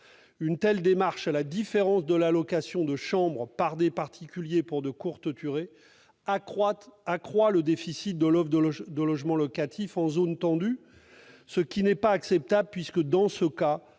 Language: French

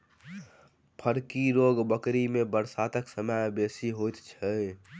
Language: Maithili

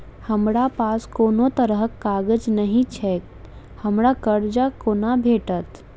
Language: Maithili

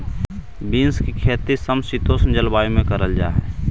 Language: Magahi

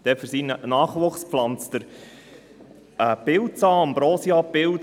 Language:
Swiss German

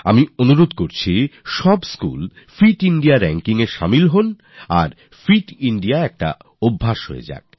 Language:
Bangla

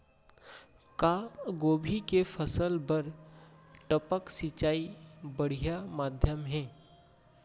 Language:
Chhattisgarhi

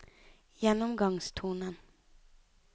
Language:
Norwegian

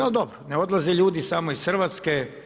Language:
Croatian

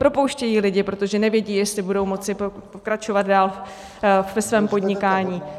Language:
Czech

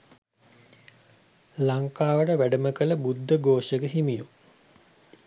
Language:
Sinhala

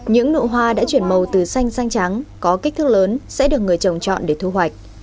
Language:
Vietnamese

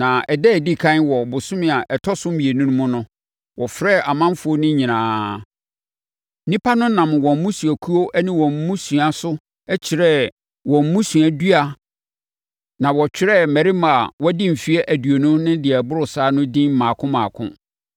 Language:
Akan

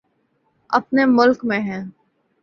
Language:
Urdu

